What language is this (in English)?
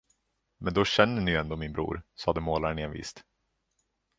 Swedish